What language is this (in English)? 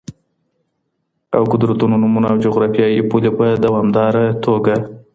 Pashto